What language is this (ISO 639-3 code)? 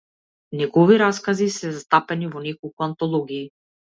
mkd